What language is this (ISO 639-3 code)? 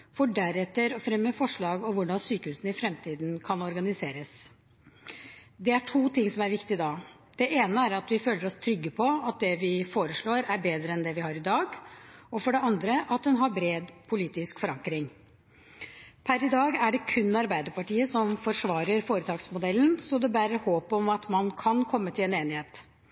nob